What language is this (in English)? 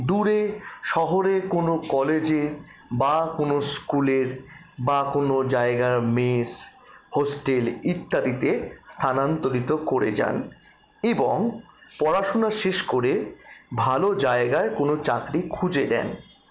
Bangla